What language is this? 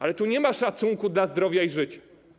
Polish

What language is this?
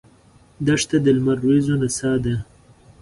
Pashto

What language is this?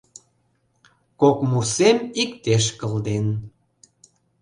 Mari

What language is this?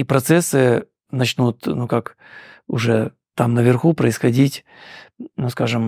Russian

